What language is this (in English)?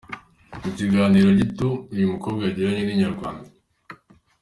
Kinyarwanda